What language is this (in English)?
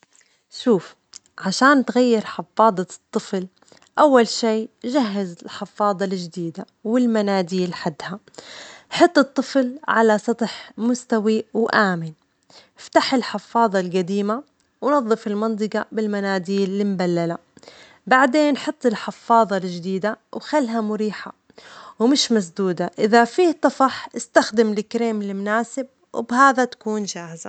Omani Arabic